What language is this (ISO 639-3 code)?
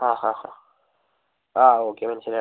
mal